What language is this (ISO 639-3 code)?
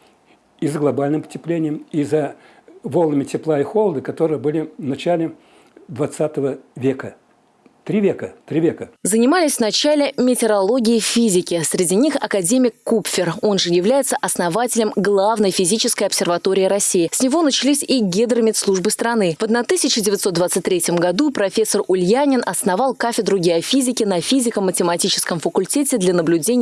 rus